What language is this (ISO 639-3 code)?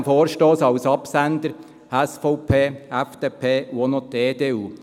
gsw